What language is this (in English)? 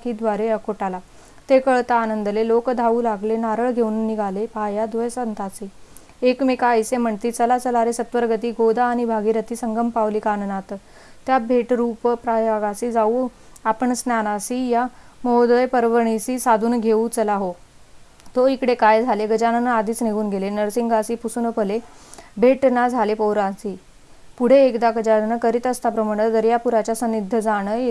Marathi